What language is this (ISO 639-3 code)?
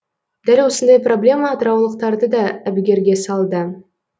kaz